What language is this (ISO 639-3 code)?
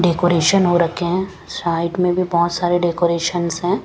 hin